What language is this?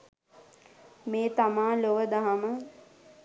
Sinhala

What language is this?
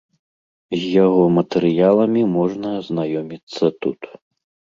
Belarusian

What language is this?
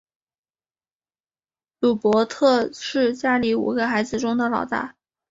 Chinese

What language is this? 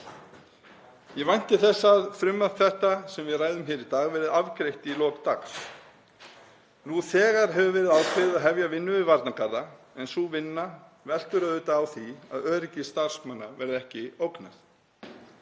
Icelandic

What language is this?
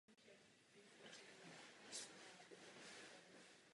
Czech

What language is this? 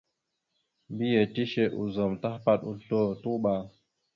Mada (Cameroon)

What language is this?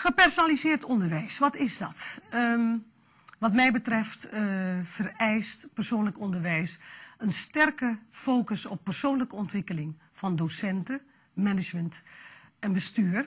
Dutch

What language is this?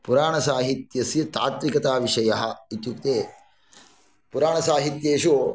Sanskrit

